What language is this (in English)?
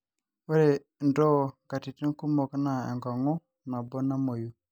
Masai